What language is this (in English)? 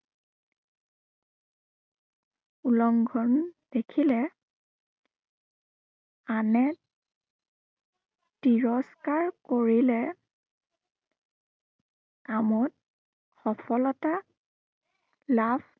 Assamese